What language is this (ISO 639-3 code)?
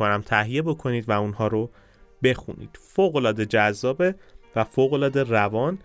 fas